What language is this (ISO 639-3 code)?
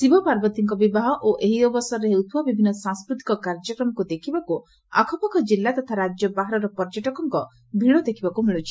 ori